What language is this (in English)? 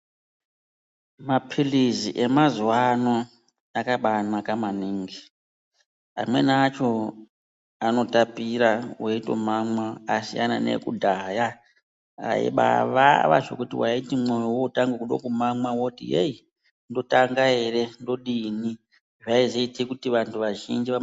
Ndau